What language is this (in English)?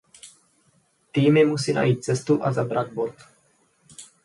Czech